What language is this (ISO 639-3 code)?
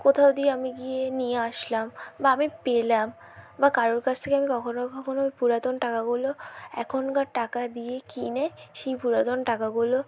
ben